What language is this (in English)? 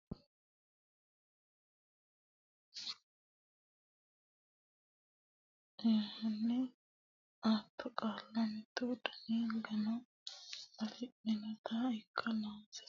Sidamo